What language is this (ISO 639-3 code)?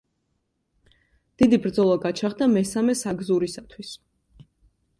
kat